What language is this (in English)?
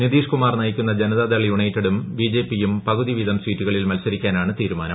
Malayalam